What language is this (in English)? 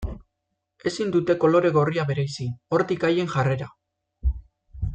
Basque